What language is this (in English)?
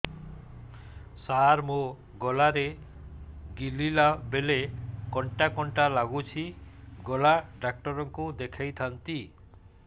Odia